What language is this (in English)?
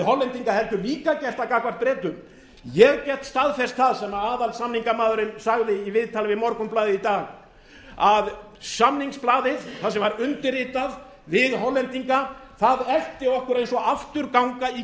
Icelandic